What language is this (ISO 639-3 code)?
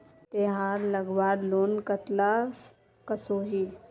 mag